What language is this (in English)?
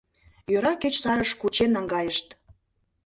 Mari